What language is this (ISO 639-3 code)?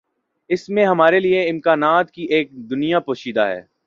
urd